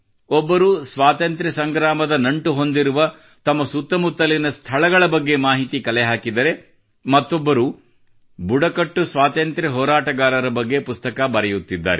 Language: Kannada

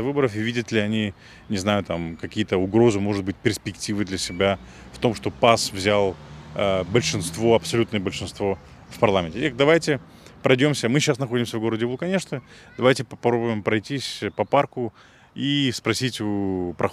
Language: Russian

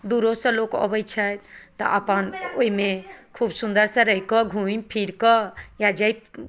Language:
Maithili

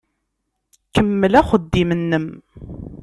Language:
Kabyle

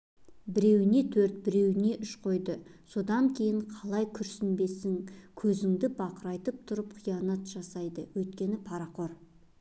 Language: Kazakh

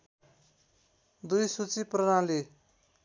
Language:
Nepali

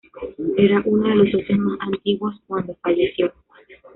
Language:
Spanish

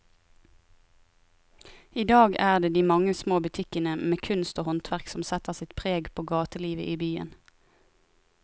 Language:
Norwegian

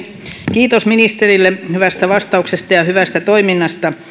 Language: Finnish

